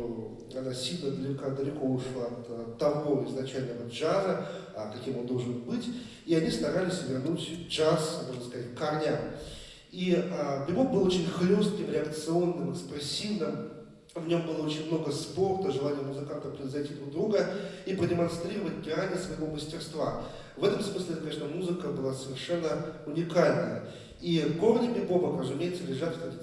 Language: Russian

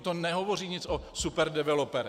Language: Czech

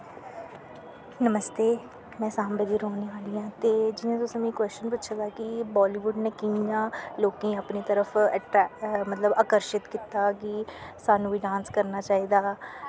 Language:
Dogri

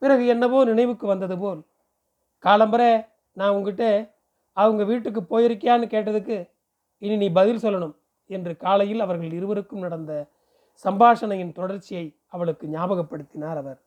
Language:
Tamil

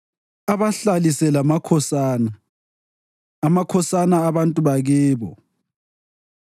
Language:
North Ndebele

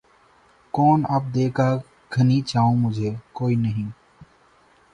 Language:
Urdu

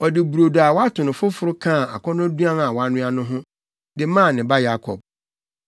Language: Akan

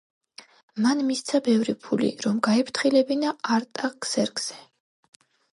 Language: Georgian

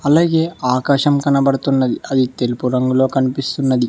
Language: Telugu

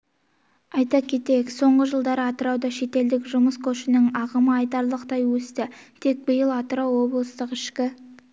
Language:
Kazakh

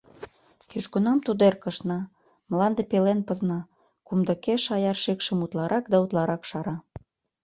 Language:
Mari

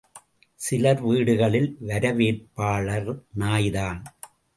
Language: Tamil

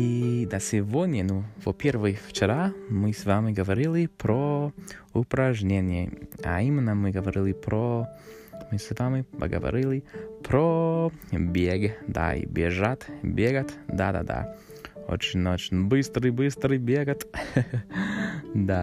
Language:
Russian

